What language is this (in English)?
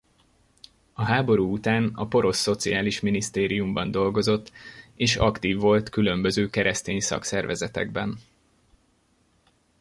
Hungarian